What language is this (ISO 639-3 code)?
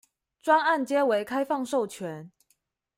zho